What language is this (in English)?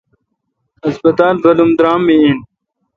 Kalkoti